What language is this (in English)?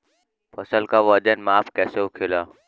Bhojpuri